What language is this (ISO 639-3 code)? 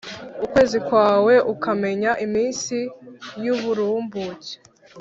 kin